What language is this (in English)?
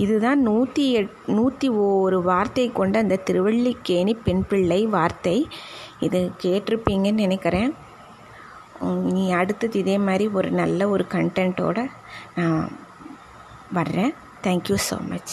Tamil